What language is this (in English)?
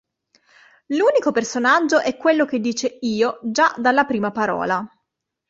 Italian